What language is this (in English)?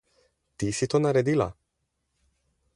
Slovenian